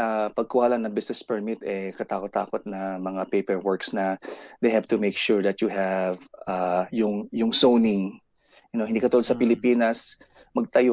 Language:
Filipino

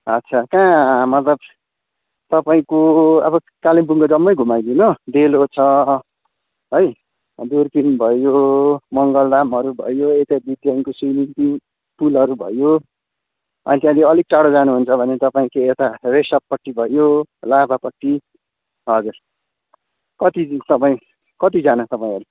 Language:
Nepali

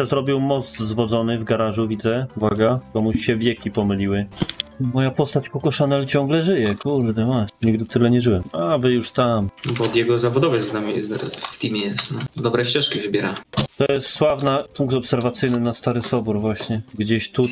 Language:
Polish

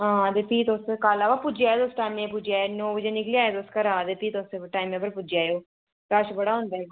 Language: Dogri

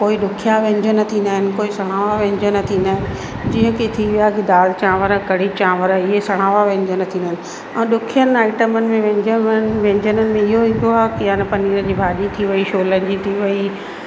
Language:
Sindhi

